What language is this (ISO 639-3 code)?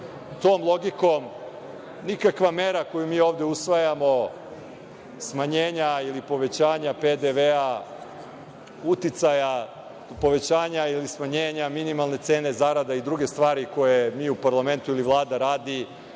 srp